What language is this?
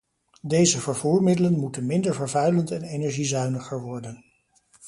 Dutch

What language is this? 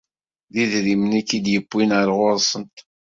Kabyle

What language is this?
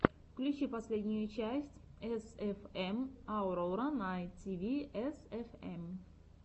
Russian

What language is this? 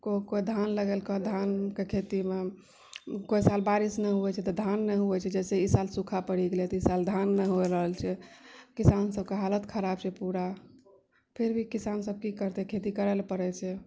Maithili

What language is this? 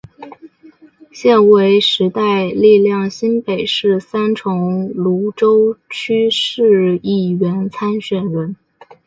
Chinese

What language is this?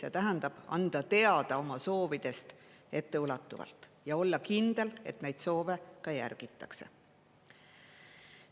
Estonian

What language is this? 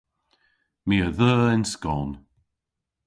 Cornish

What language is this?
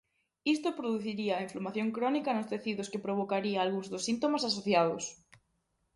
Galician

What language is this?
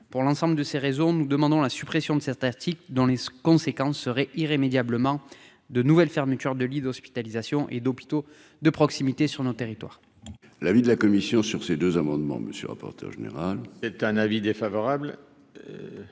French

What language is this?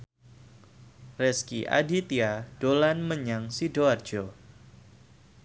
Javanese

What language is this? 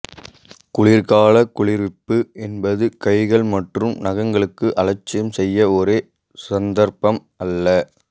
Tamil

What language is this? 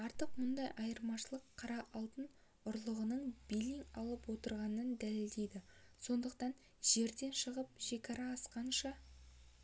Kazakh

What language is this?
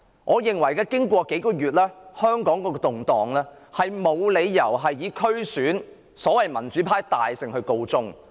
Cantonese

